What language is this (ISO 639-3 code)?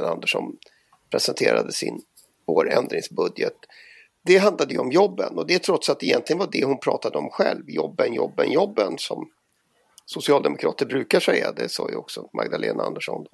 swe